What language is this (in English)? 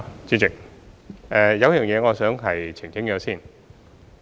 Cantonese